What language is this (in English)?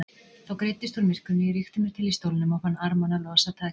Icelandic